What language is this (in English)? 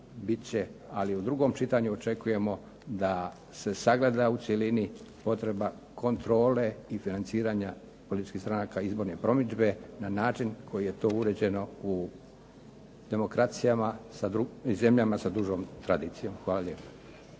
Croatian